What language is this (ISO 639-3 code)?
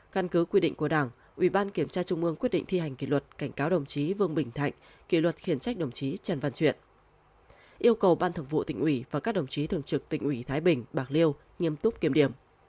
vie